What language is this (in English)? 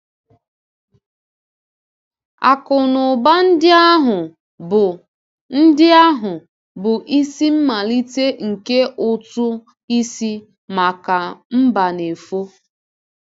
Igbo